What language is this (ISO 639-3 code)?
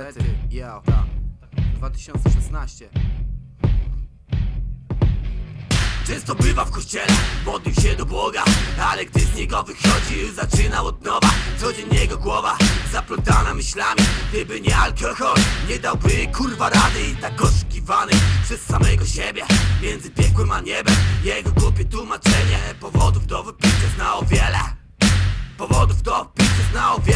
ces